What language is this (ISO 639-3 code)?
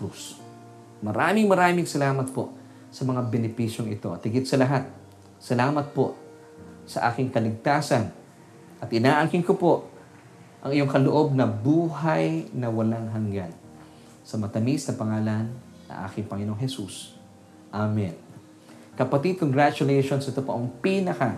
fil